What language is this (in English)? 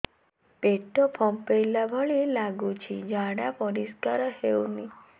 Odia